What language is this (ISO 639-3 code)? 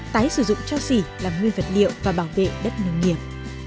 vie